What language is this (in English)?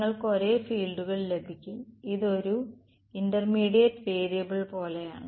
Malayalam